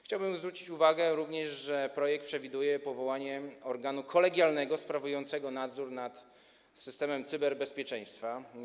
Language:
Polish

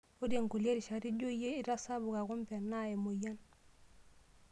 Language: Masai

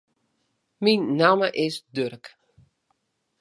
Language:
Western Frisian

